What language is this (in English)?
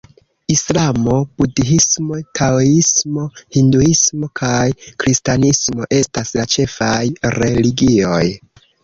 Esperanto